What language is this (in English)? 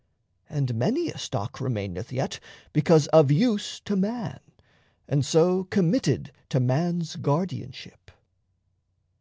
English